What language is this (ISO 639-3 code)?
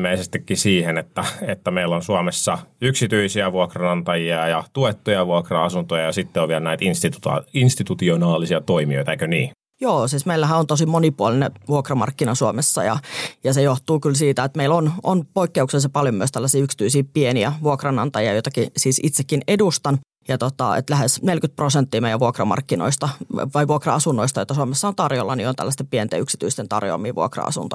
fin